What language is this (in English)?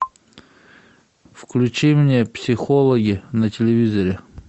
Russian